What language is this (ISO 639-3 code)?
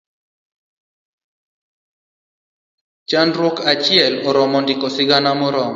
luo